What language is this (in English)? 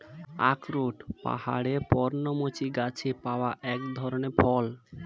Bangla